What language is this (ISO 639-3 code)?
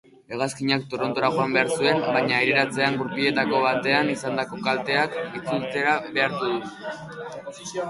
eus